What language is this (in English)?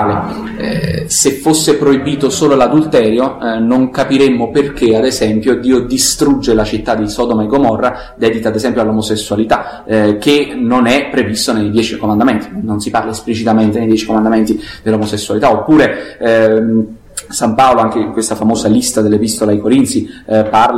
Italian